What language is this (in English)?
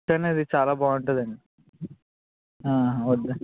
Telugu